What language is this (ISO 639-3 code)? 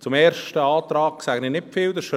gsw